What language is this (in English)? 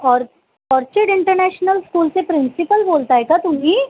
Marathi